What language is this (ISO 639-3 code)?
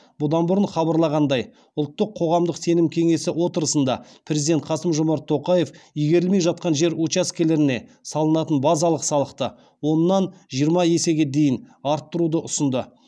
kaz